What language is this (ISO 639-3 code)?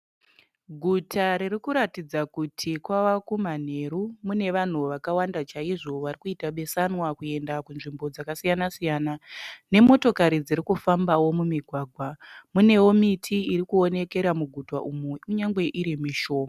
sna